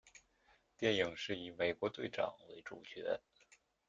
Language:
Chinese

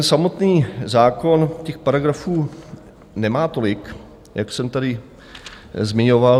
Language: Czech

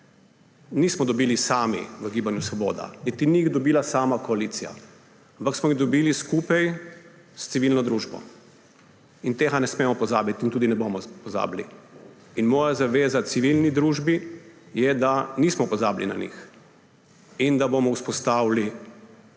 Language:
Slovenian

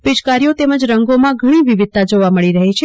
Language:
Gujarati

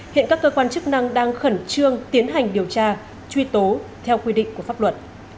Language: Vietnamese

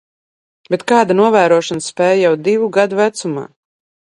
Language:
Latvian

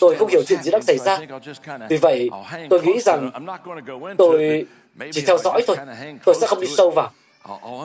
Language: Vietnamese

